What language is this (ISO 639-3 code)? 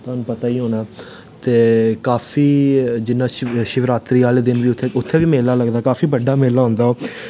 doi